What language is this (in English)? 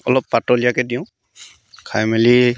Assamese